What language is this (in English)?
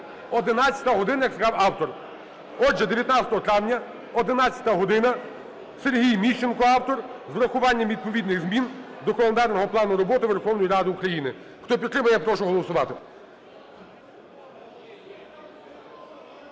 Ukrainian